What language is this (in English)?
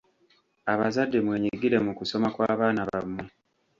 Ganda